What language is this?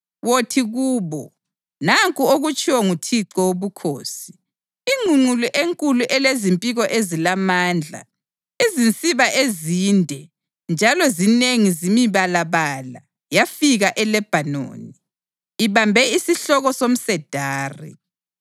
North Ndebele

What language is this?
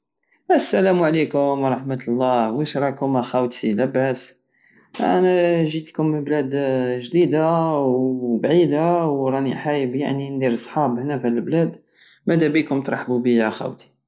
Algerian Saharan Arabic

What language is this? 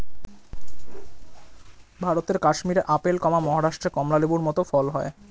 Bangla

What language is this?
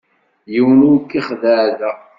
Kabyle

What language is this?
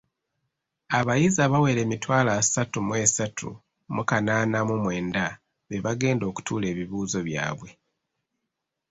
Ganda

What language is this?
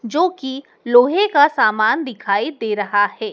Hindi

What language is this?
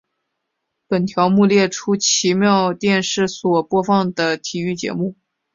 Chinese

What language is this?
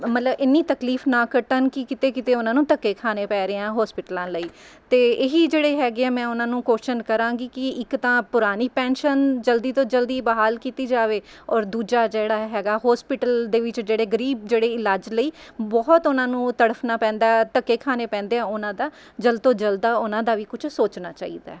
Punjabi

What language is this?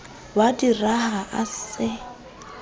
Southern Sotho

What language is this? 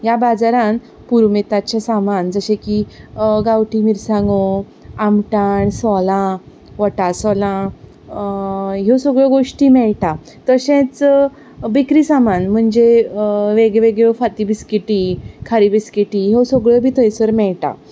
Konkani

